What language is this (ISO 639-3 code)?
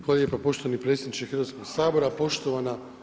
hrv